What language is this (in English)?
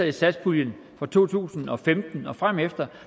Danish